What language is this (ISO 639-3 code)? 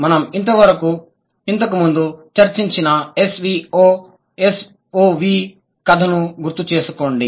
tel